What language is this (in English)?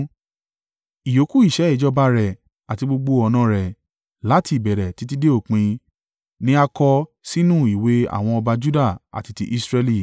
Yoruba